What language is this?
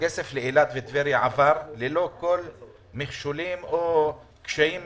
Hebrew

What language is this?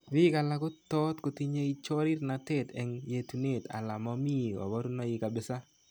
Kalenjin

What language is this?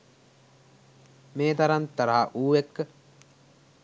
Sinhala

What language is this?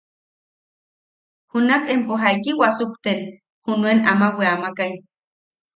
Yaqui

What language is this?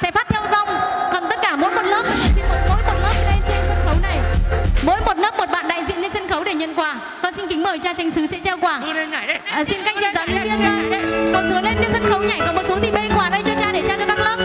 Vietnamese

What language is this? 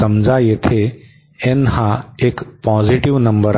Marathi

